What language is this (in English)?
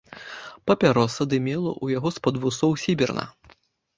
Belarusian